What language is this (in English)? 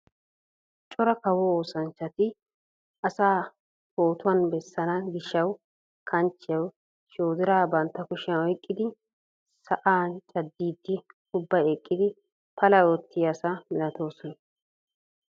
Wolaytta